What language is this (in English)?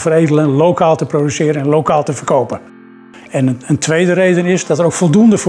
Dutch